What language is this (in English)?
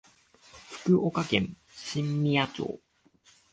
Japanese